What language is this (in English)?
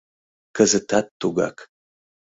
Mari